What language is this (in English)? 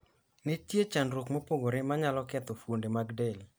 Luo (Kenya and Tanzania)